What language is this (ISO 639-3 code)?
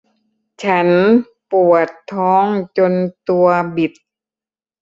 tha